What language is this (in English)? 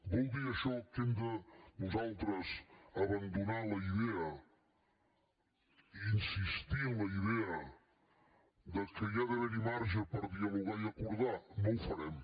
Catalan